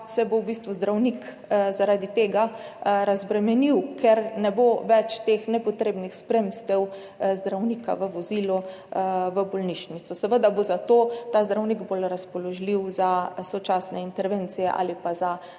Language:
Slovenian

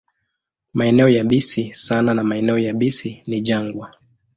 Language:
Swahili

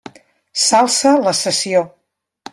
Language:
Catalan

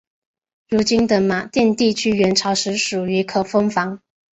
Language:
Chinese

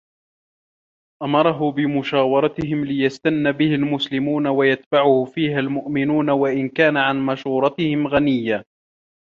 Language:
Arabic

